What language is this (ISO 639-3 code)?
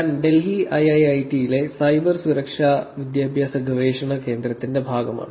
mal